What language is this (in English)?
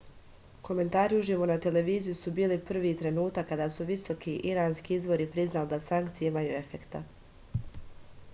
Serbian